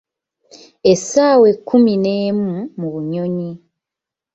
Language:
Ganda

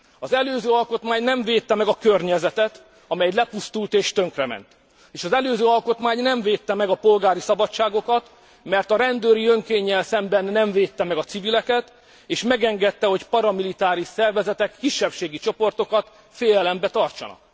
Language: Hungarian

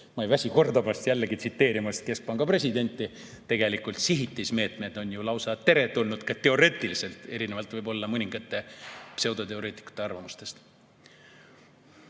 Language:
Estonian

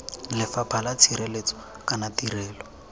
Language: Tswana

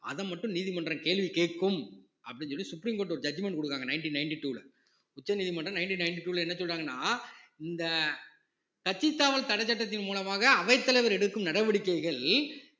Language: Tamil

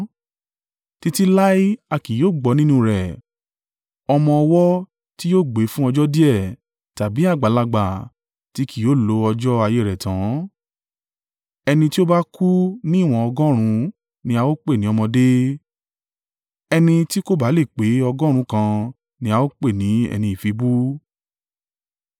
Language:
Yoruba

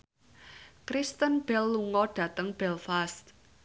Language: Javanese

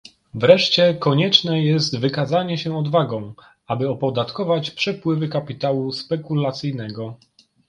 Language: Polish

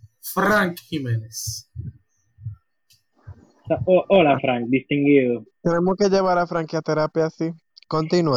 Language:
Spanish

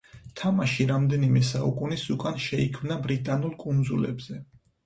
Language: Georgian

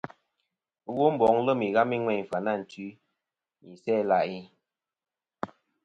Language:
Kom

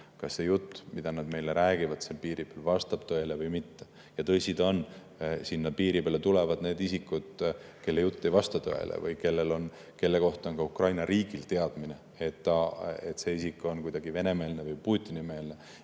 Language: Estonian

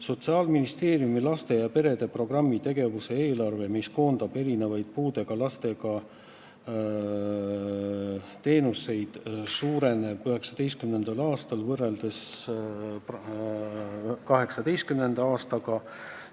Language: Estonian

